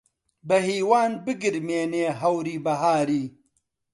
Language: Central Kurdish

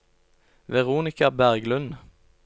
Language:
Norwegian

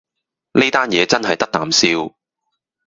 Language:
Cantonese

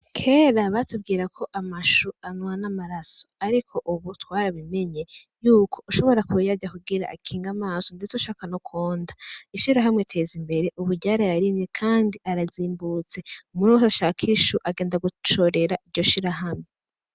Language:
Rundi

